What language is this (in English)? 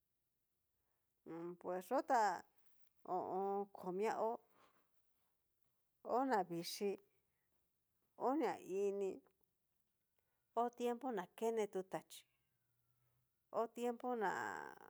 Cacaloxtepec Mixtec